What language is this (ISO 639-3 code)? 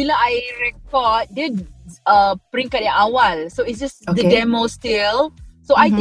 msa